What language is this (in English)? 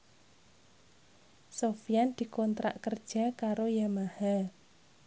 Javanese